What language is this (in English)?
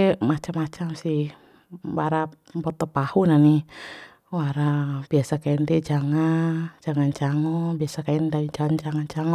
Bima